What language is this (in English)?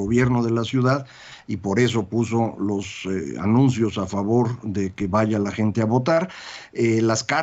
Spanish